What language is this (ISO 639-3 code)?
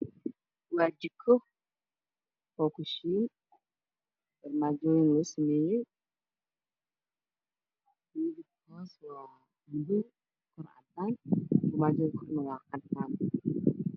som